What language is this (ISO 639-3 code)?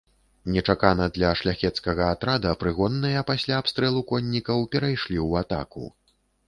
bel